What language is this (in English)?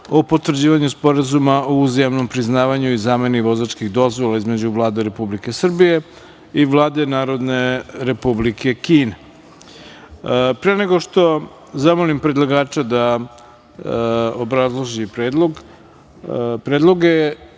Serbian